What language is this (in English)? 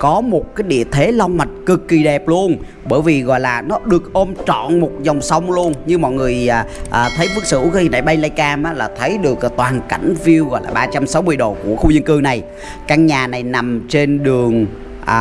Vietnamese